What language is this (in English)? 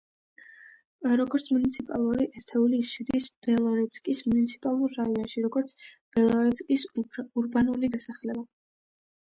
Georgian